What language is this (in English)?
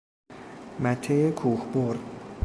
Persian